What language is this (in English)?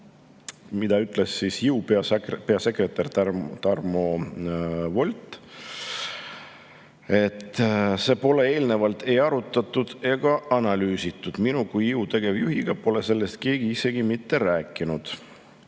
Estonian